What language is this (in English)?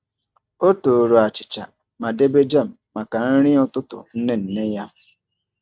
Igbo